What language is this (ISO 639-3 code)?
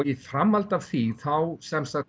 isl